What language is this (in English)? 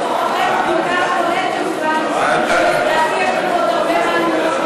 Hebrew